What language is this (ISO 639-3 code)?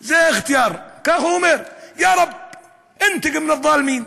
heb